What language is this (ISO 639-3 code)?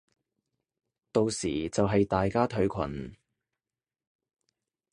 yue